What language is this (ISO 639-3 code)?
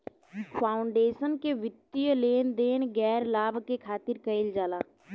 bho